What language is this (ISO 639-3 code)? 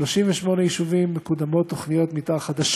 heb